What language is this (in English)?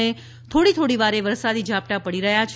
Gujarati